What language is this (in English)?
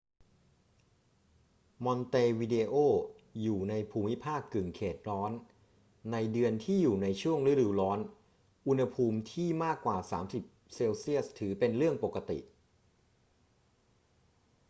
Thai